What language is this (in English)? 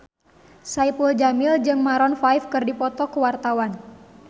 Sundanese